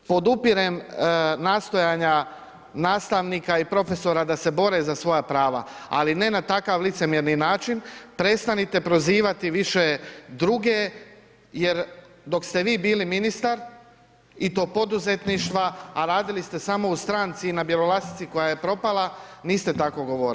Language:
Croatian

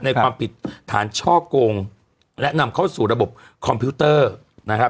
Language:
Thai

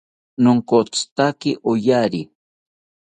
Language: South Ucayali Ashéninka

